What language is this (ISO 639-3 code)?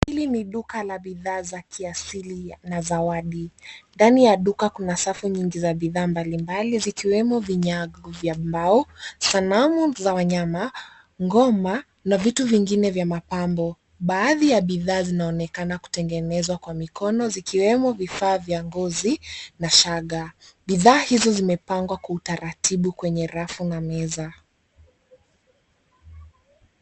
swa